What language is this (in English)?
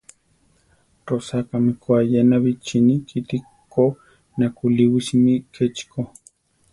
Central Tarahumara